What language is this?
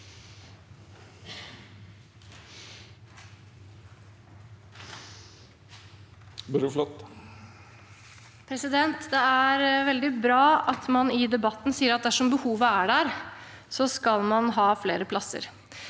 Norwegian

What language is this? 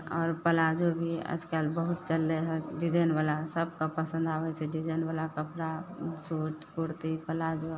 Maithili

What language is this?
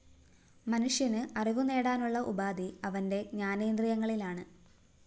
Malayalam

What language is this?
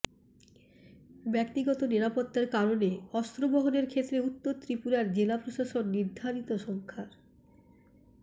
Bangla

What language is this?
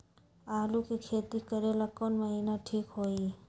Magahi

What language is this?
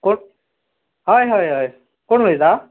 Konkani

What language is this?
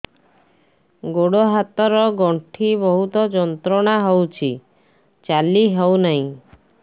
Odia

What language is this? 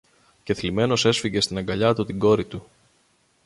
Greek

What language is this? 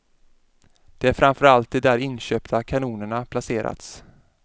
Swedish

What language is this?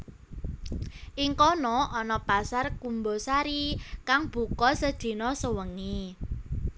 Javanese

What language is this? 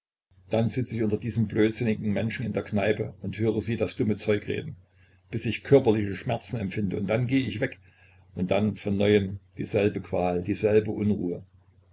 German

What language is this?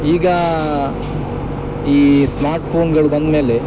Kannada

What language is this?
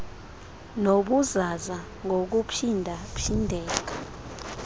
Xhosa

